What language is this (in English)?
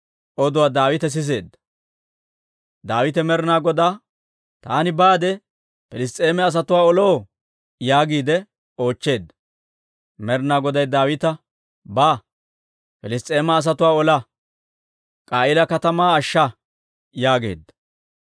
Dawro